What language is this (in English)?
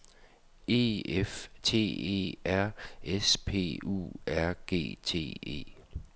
Danish